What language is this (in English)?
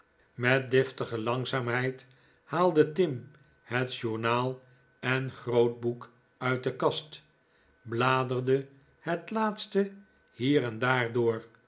Dutch